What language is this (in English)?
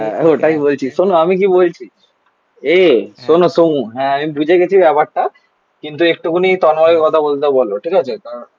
Bangla